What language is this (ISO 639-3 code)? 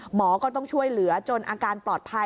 tha